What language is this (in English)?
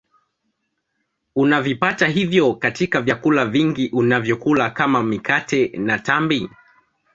Swahili